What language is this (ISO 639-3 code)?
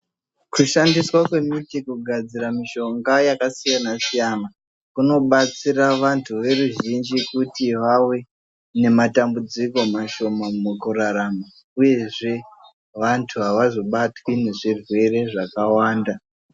ndc